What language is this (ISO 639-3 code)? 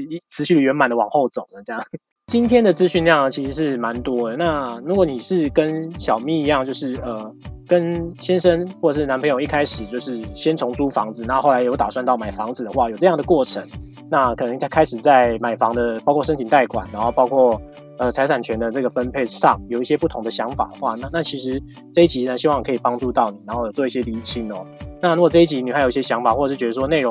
zho